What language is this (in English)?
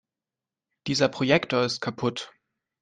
German